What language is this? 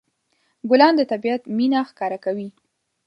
Pashto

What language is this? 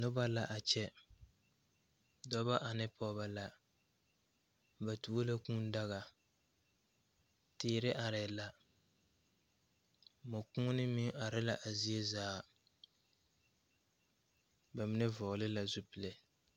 Southern Dagaare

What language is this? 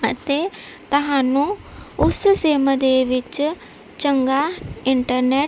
Punjabi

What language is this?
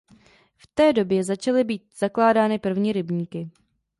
Czech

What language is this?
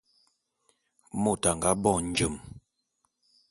Bulu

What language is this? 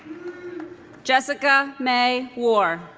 English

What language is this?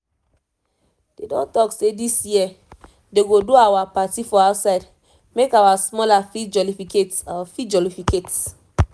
Nigerian Pidgin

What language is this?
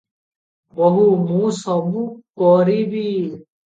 Odia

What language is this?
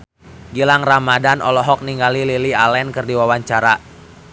Sundanese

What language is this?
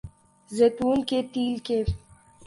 Urdu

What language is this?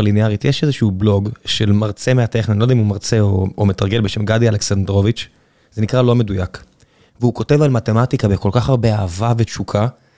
Hebrew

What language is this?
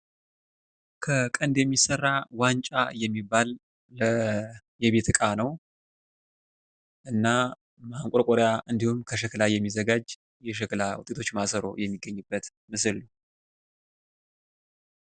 Amharic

